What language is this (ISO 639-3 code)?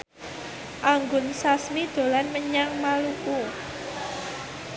jav